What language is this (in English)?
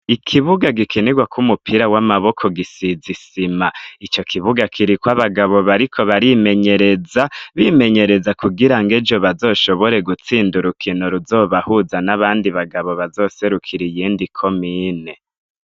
Rundi